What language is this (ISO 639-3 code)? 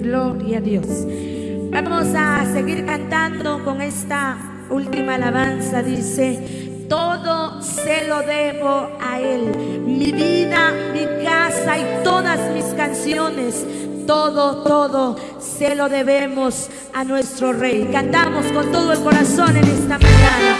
spa